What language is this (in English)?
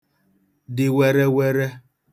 Igbo